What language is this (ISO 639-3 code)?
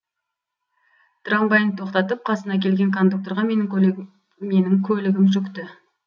kaz